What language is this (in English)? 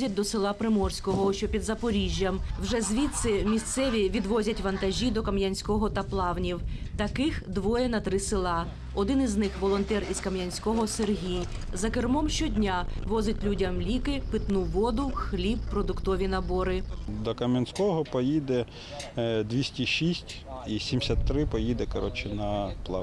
Ukrainian